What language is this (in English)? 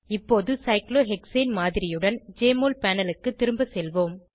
Tamil